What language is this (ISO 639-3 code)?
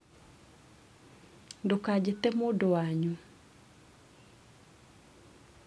kik